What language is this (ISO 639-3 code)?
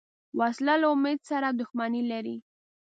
pus